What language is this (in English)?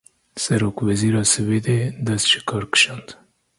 Kurdish